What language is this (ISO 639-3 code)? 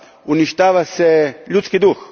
hrv